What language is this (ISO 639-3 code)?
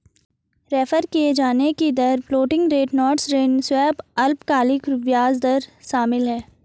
hin